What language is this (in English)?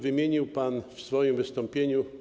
Polish